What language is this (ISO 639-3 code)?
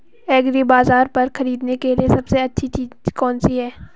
hin